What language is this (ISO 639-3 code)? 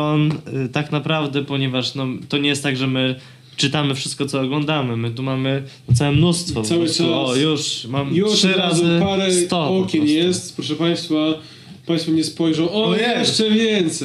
pol